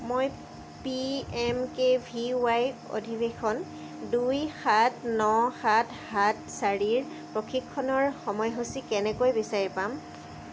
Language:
Assamese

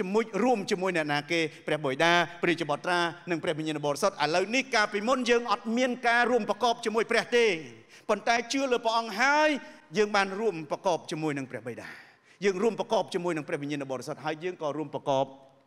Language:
Thai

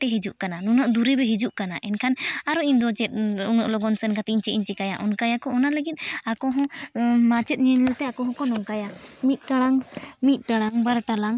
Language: Santali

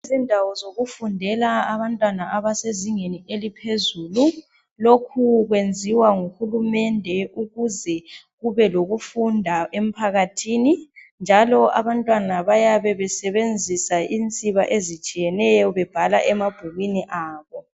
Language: North Ndebele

